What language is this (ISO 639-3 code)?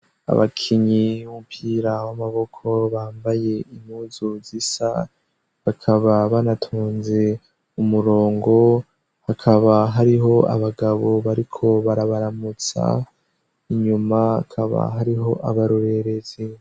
run